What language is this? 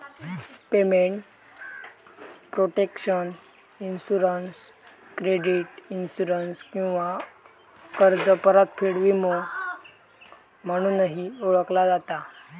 Marathi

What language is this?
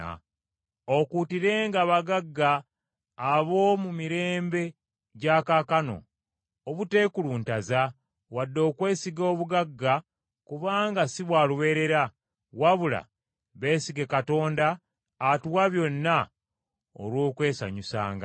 Ganda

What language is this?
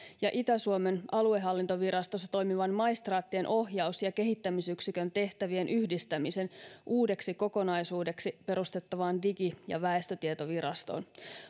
Finnish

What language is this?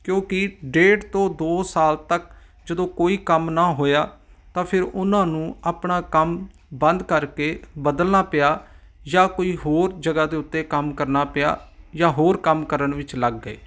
Punjabi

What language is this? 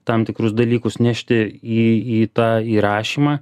Lithuanian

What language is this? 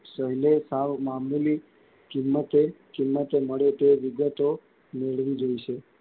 Gujarati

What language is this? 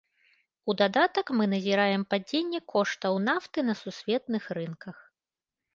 Belarusian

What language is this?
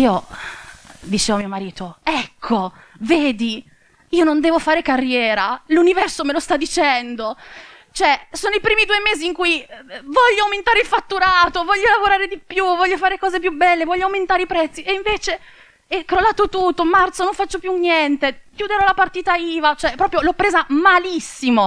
Italian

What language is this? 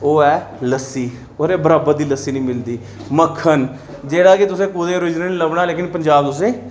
Dogri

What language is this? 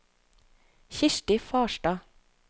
Norwegian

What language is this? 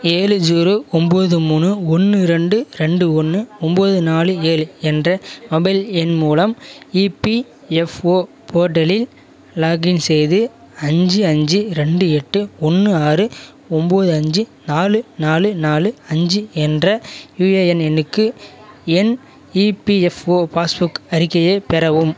Tamil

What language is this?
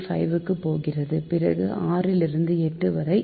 Tamil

